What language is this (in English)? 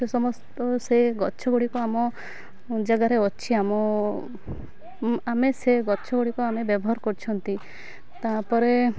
Odia